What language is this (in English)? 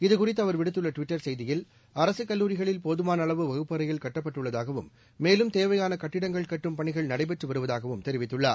Tamil